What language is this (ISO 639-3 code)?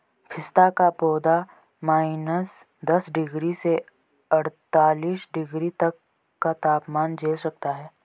hin